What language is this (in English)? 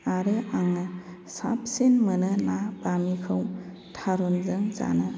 Bodo